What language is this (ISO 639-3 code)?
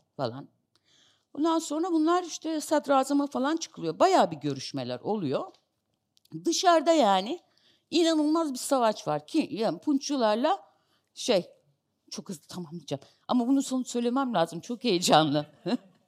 tur